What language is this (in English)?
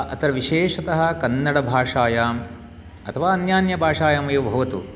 Sanskrit